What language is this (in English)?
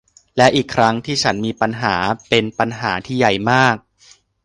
Thai